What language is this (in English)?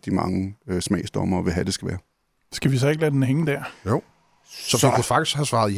Danish